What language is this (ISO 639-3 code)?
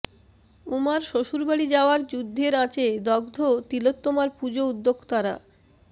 ben